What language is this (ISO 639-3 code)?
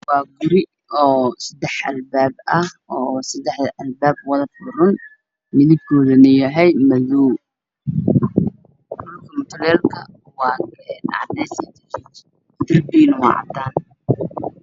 som